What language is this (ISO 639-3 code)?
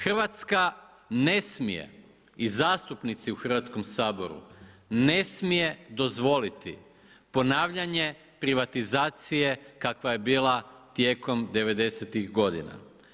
hrv